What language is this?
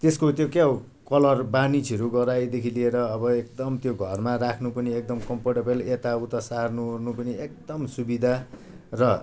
Nepali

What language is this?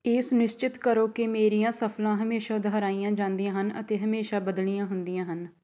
Punjabi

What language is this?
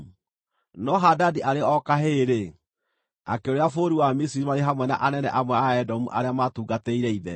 Kikuyu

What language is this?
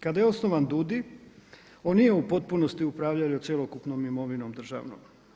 Croatian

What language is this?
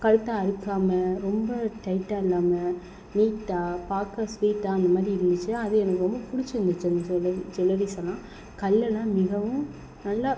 Tamil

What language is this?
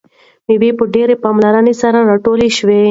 Pashto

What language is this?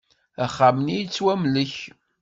Kabyle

